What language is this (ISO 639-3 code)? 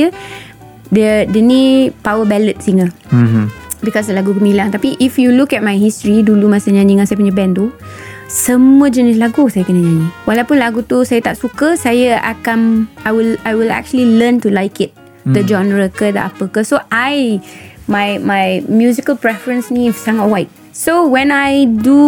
msa